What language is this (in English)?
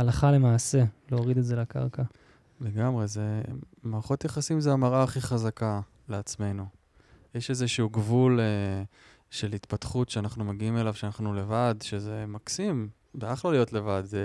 Hebrew